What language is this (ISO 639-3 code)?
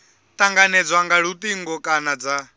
ven